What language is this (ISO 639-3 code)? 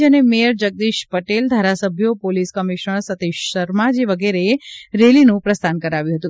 guj